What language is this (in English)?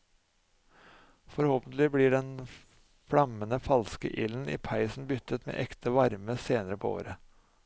Norwegian